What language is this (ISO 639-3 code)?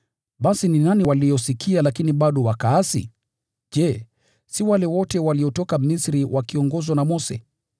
swa